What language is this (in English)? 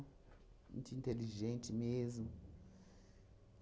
Portuguese